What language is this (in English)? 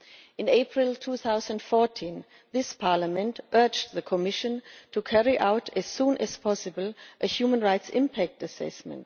English